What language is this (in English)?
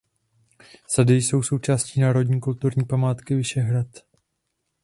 Czech